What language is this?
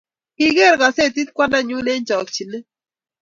Kalenjin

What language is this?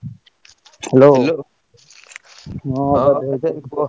Odia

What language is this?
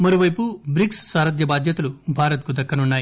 Telugu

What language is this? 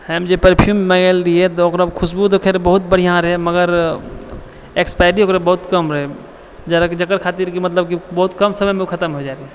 Maithili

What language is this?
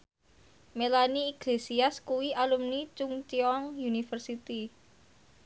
Javanese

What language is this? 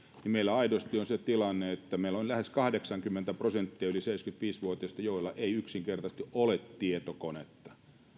Finnish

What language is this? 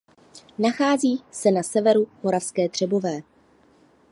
Czech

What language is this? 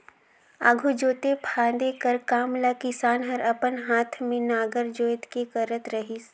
Chhattisgarhi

